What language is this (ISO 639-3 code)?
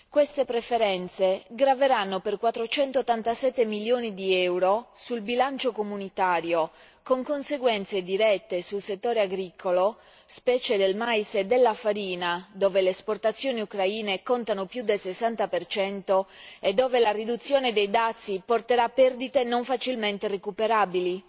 ita